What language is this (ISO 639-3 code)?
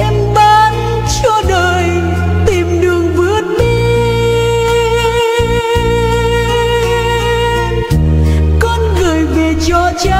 vie